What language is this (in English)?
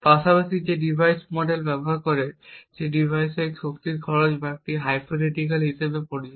Bangla